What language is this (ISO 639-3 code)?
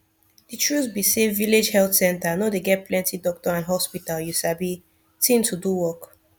pcm